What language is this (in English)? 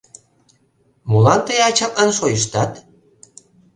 Mari